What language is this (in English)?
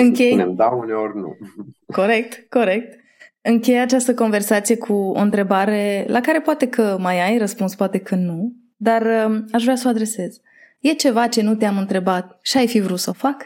Romanian